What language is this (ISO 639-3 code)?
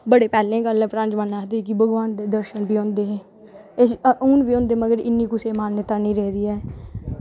doi